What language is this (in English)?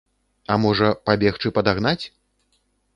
Belarusian